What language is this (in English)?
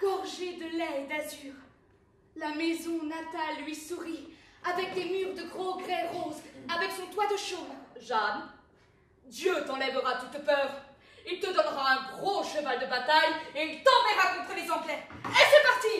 French